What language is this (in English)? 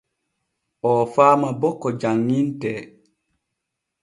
Borgu Fulfulde